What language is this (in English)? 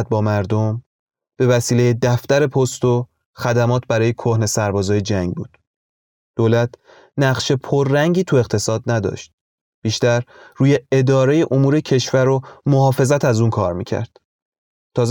Persian